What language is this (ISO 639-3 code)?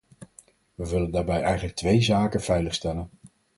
nld